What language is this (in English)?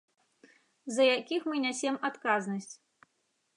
Belarusian